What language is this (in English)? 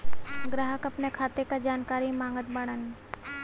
Bhojpuri